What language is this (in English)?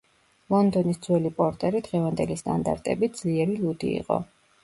Georgian